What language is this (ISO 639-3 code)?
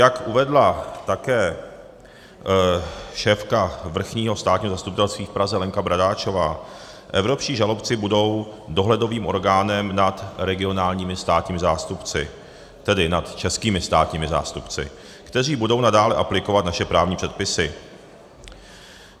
ces